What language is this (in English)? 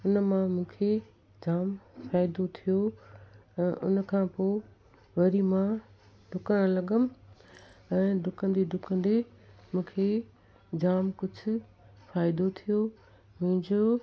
Sindhi